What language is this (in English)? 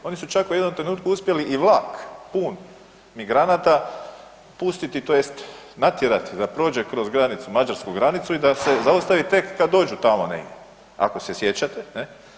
Croatian